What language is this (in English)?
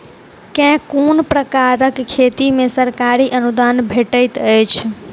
Maithili